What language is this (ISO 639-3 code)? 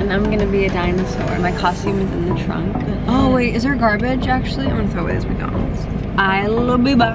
eng